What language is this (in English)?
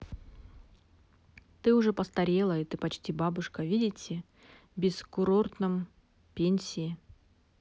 Russian